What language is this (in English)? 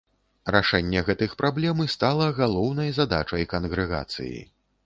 Belarusian